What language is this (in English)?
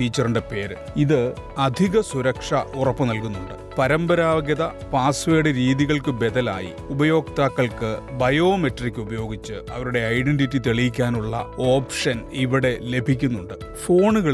Malayalam